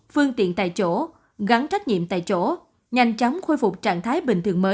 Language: Vietnamese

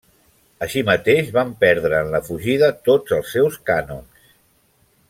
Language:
Catalan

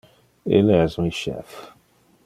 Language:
Interlingua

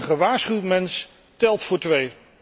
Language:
Dutch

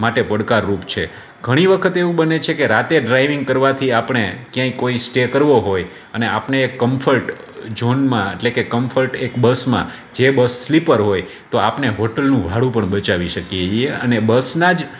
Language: Gujarati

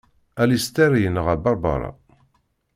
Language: Kabyle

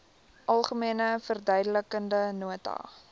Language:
Afrikaans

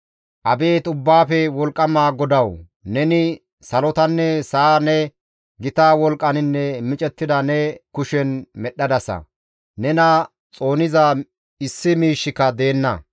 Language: Gamo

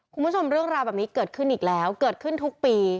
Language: Thai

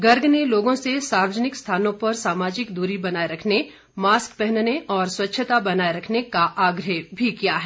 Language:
Hindi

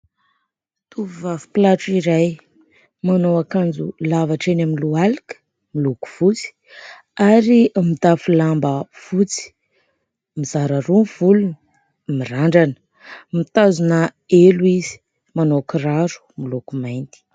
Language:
Malagasy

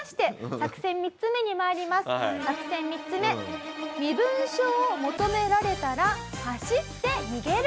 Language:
Japanese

